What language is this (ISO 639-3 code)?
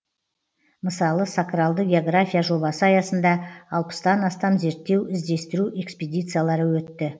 kaz